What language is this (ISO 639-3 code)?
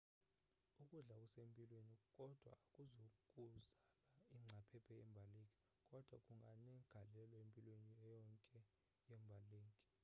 xho